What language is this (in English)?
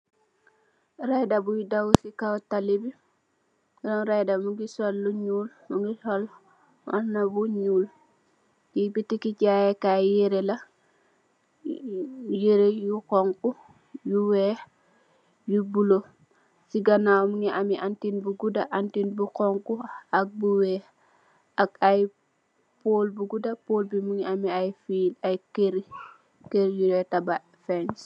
Wolof